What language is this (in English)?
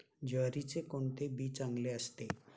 Marathi